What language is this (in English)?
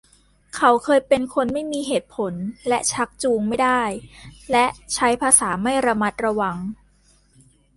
Thai